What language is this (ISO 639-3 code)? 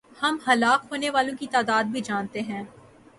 urd